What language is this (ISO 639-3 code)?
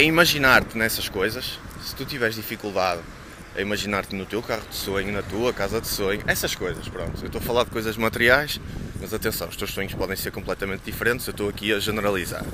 por